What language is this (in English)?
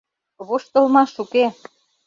Mari